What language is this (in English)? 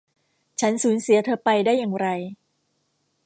Thai